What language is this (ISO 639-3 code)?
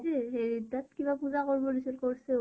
asm